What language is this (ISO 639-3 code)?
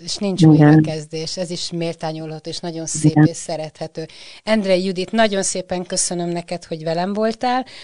hun